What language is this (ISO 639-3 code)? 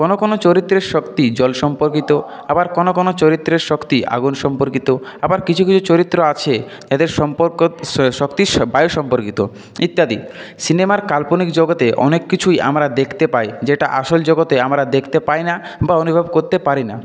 ben